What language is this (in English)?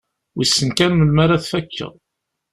Kabyle